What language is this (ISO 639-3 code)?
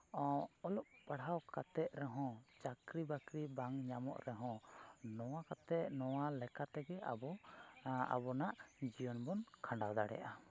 sat